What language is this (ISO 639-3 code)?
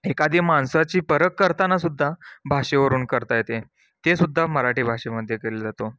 mar